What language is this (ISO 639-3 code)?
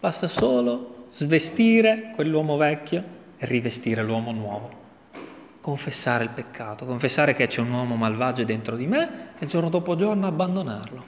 ita